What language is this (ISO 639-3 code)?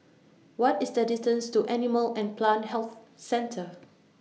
eng